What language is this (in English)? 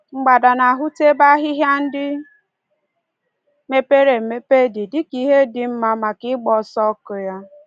Igbo